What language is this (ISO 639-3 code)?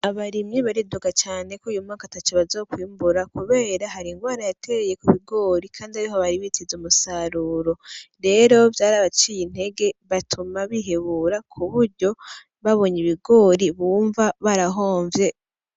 run